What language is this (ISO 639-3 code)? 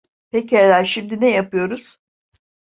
tur